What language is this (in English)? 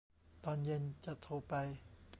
Thai